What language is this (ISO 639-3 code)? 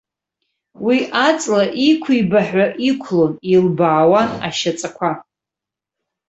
abk